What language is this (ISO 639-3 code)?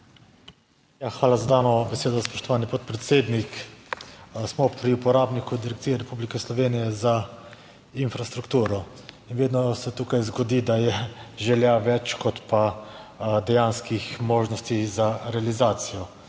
slv